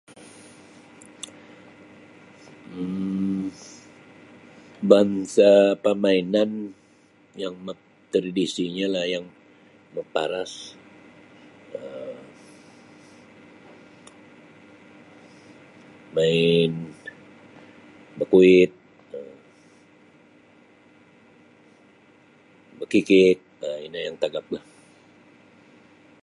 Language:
Sabah Bisaya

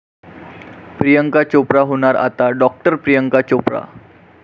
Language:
Marathi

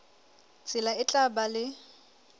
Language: Southern Sotho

